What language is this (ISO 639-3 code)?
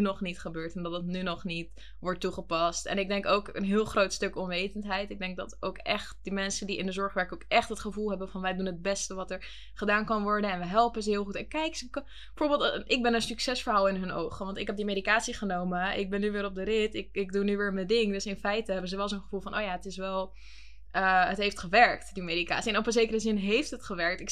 nld